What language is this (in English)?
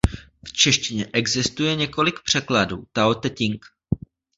Czech